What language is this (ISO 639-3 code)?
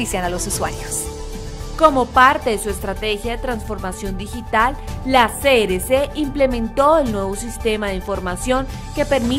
spa